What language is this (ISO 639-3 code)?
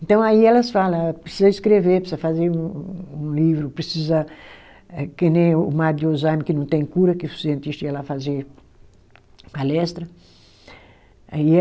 por